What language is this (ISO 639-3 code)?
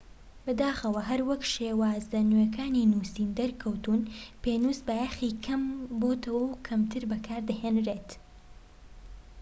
ckb